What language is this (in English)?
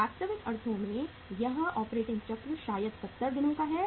Hindi